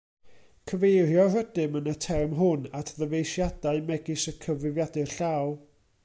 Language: Welsh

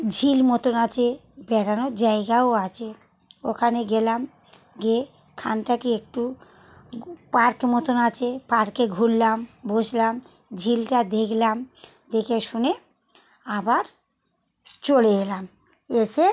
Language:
Bangla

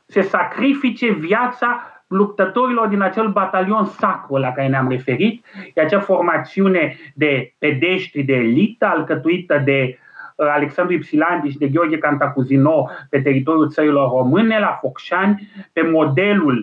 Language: Romanian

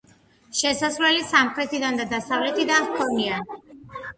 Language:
Georgian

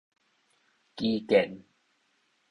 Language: Min Nan Chinese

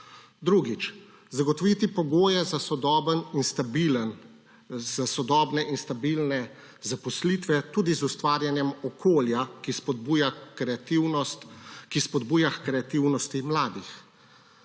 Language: Slovenian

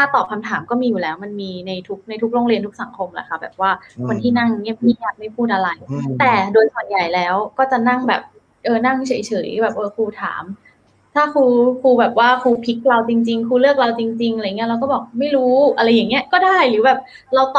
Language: Thai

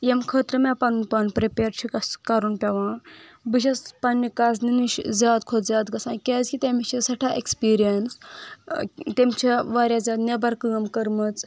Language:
Kashmiri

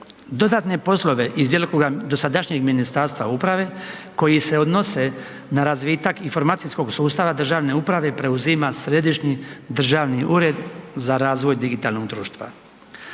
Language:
Croatian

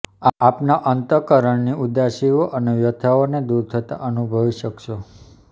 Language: Gujarati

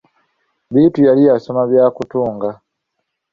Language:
Ganda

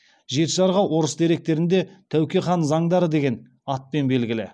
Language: Kazakh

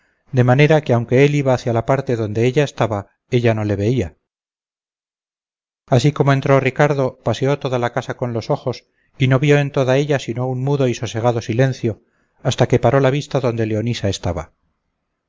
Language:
Spanish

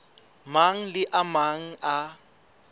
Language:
Southern Sotho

